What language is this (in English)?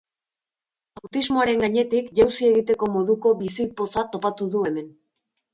Basque